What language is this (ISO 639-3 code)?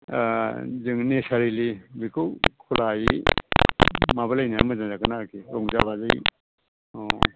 brx